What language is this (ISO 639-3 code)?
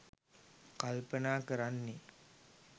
sin